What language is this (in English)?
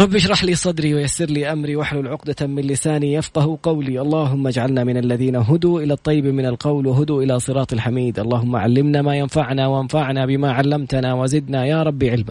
Arabic